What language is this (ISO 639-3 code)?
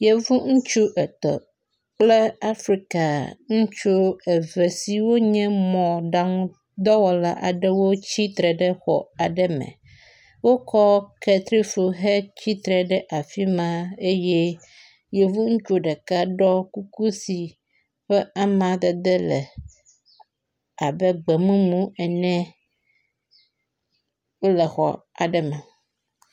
ewe